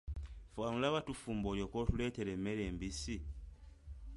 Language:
Ganda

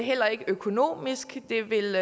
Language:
Danish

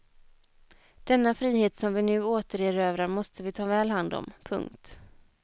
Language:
Swedish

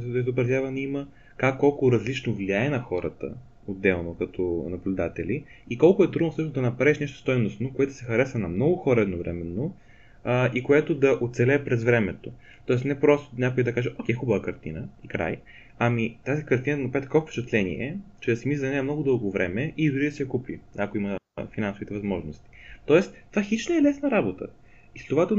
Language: Bulgarian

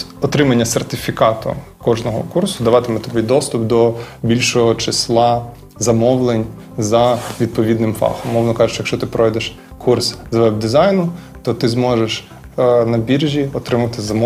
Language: Ukrainian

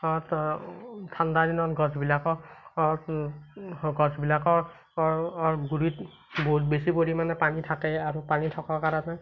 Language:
Assamese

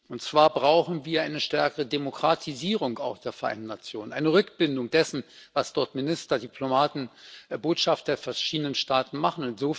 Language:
German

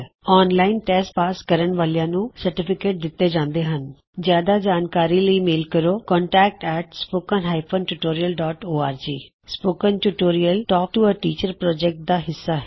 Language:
Punjabi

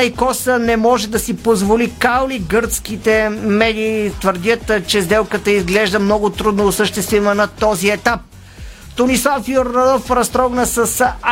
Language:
Bulgarian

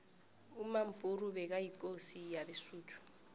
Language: South Ndebele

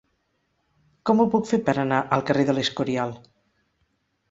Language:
Catalan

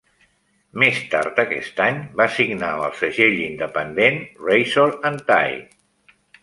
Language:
Catalan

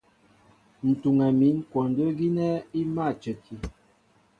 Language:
Mbo (Cameroon)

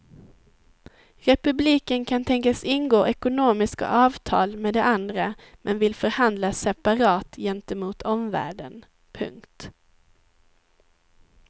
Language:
Swedish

